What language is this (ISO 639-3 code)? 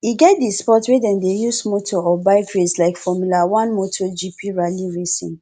pcm